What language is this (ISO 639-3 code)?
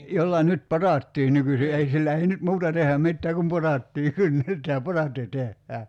fin